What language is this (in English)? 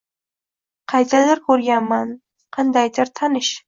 Uzbek